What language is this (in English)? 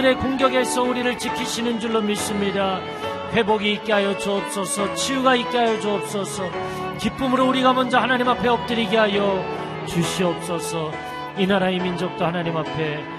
Korean